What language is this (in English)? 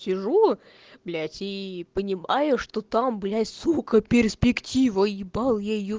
Russian